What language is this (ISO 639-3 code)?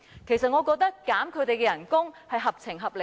yue